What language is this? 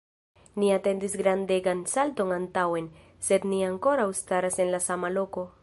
Esperanto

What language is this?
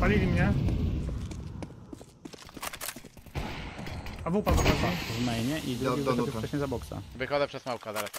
Polish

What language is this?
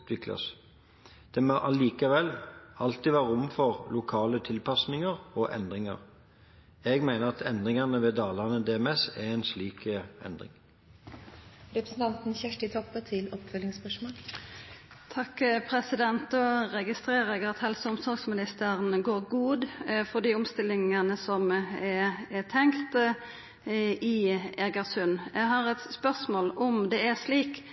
Norwegian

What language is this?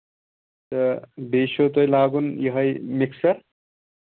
Kashmiri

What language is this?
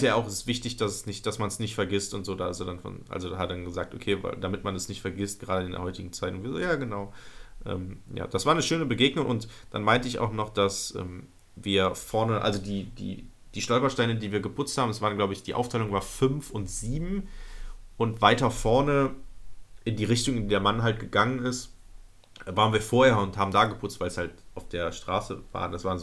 German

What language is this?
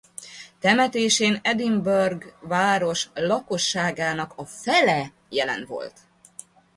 Hungarian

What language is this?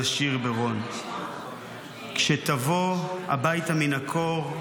Hebrew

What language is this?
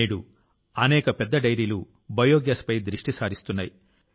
Telugu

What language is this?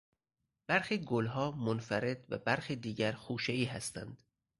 Persian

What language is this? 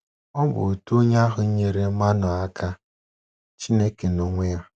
Igbo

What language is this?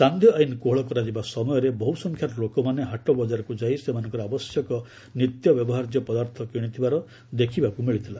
Odia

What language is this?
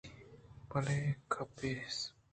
Eastern Balochi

